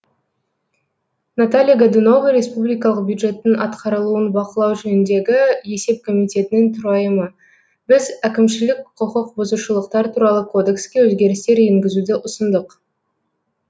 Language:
Kazakh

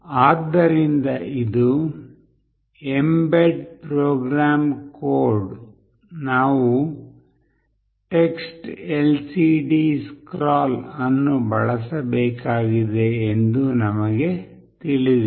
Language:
Kannada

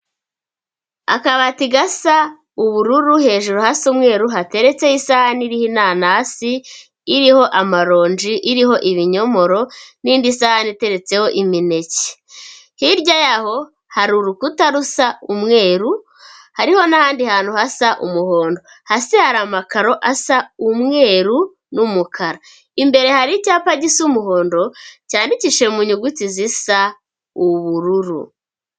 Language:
Kinyarwanda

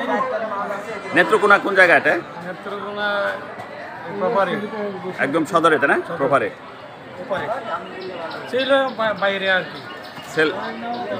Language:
Arabic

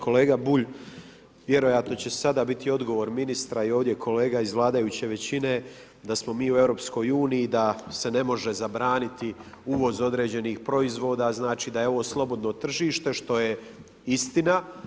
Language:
Croatian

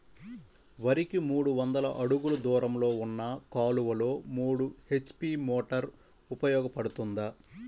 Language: Telugu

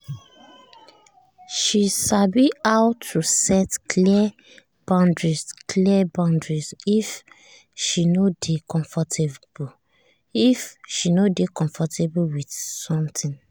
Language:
Nigerian Pidgin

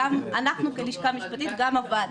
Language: Hebrew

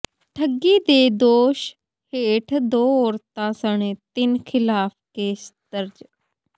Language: Punjabi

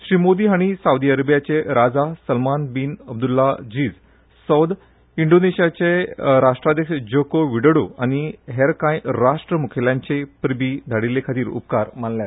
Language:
Konkani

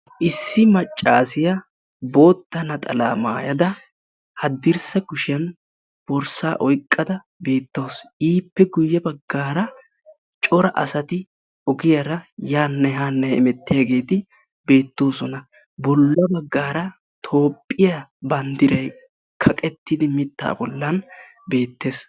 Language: Wolaytta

